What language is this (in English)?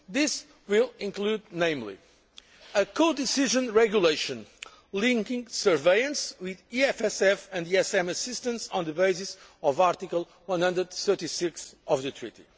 English